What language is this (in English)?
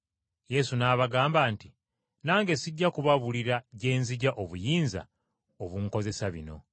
Ganda